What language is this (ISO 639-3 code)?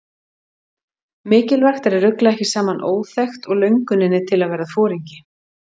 isl